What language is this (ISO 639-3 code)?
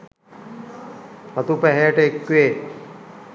sin